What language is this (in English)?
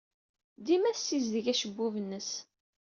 Kabyle